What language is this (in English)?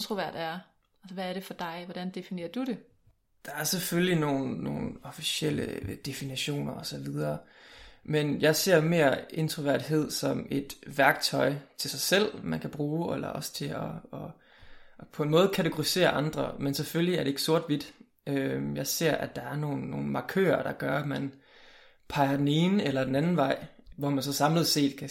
Danish